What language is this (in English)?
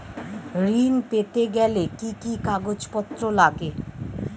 Bangla